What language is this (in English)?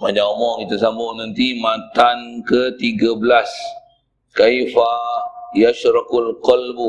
Malay